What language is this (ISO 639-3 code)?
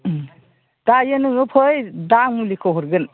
brx